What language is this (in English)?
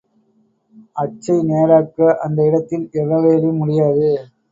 Tamil